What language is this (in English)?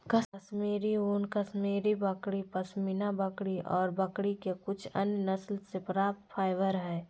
Magahi